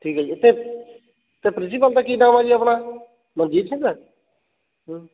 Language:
Punjabi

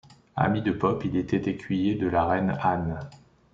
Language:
French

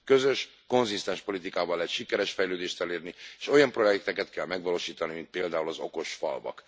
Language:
Hungarian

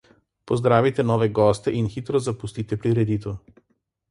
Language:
Slovenian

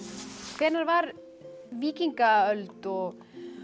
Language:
Icelandic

